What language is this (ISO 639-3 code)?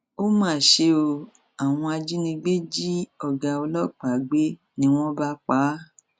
yor